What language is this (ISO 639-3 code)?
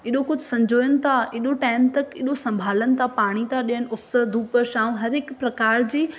snd